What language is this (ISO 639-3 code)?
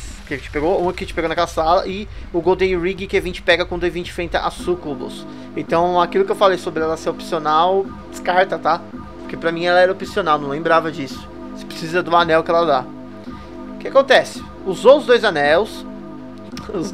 por